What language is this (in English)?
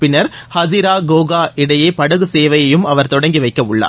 Tamil